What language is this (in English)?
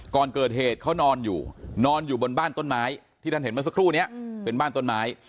Thai